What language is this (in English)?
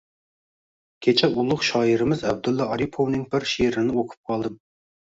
Uzbek